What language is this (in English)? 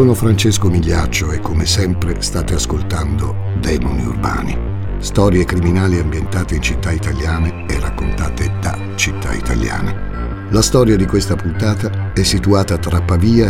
Italian